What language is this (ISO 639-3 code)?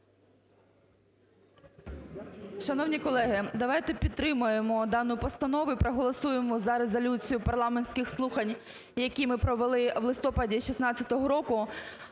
ukr